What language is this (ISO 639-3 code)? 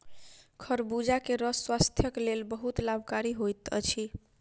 mai